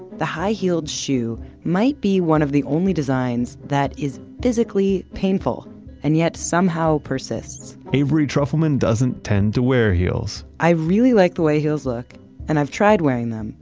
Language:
English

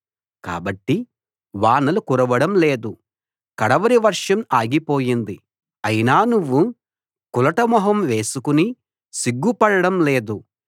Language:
Telugu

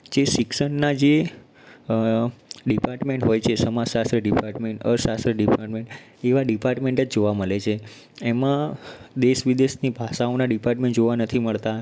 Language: Gujarati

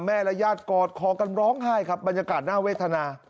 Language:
Thai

